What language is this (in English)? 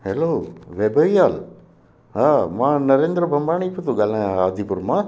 Sindhi